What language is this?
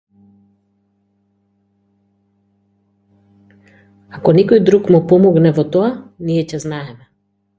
Macedonian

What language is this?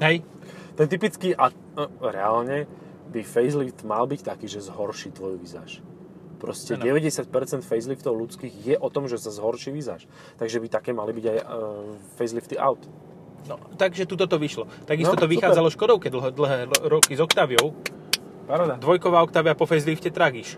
Slovak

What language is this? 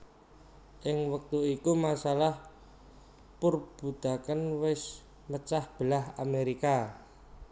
Javanese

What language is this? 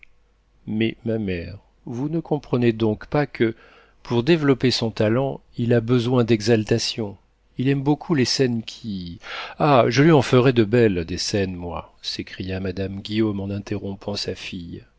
French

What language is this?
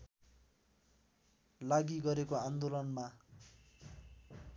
Nepali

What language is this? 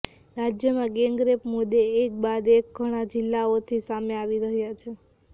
Gujarati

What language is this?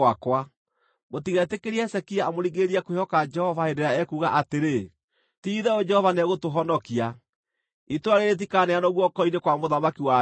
Kikuyu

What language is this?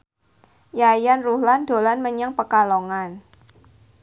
Javanese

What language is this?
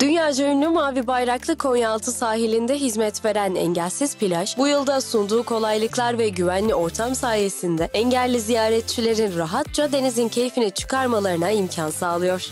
Turkish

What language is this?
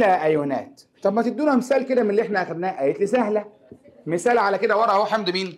Arabic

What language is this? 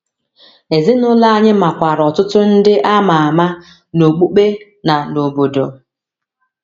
Igbo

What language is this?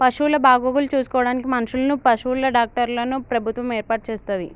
Telugu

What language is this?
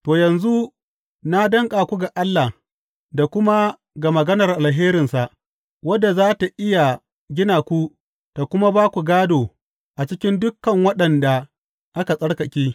Hausa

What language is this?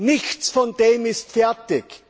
German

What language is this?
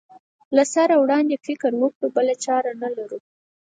Pashto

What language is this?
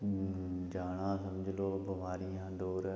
Dogri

